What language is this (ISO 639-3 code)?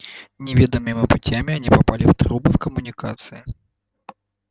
rus